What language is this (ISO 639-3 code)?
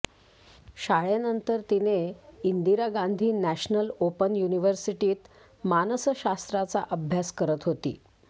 mar